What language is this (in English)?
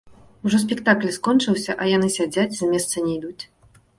Belarusian